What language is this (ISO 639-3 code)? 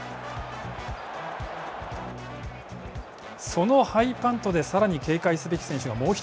jpn